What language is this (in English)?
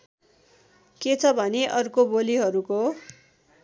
Nepali